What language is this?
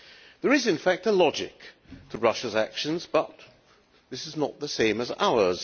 English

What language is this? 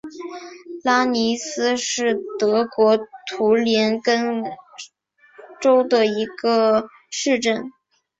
Chinese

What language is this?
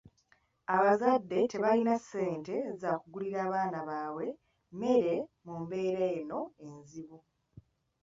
Ganda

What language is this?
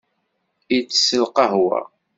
Kabyle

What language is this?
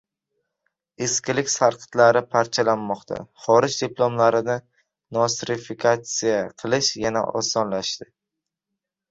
Uzbek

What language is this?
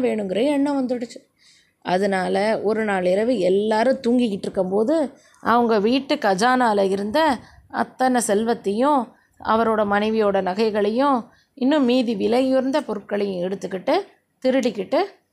Tamil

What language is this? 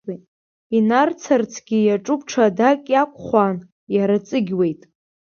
Abkhazian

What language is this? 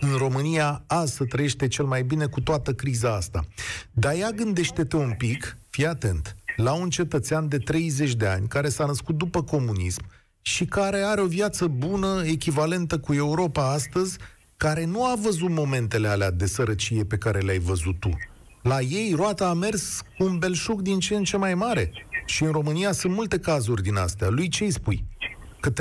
Romanian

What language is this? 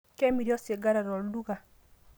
Masai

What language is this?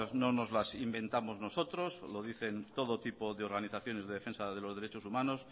Spanish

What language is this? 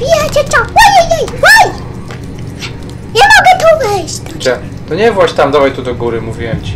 Polish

